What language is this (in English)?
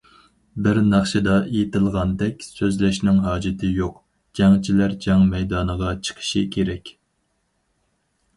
Uyghur